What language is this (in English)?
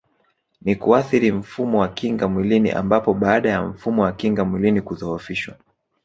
Swahili